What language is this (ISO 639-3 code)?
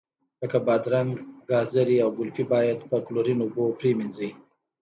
pus